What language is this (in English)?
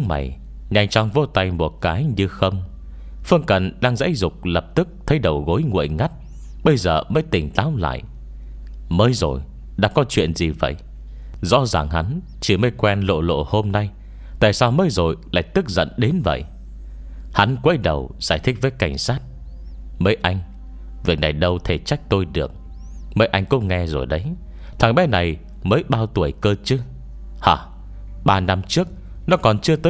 Vietnamese